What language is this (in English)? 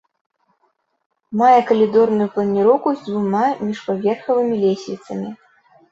Belarusian